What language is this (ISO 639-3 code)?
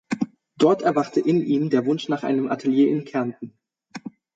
deu